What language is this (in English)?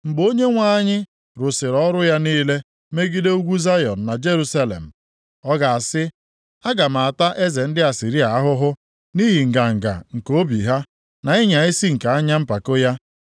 Igbo